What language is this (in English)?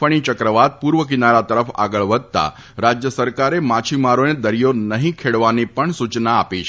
Gujarati